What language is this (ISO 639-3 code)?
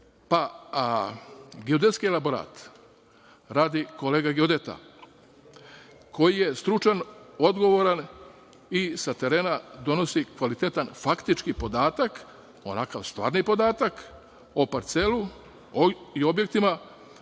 srp